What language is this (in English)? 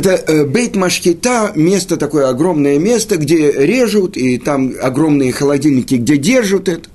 Russian